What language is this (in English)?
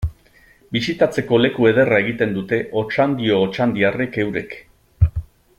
Basque